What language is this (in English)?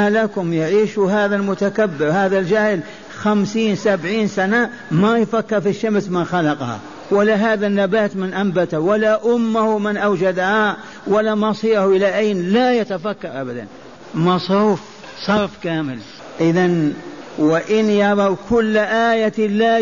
Arabic